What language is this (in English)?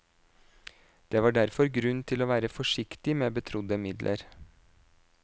Norwegian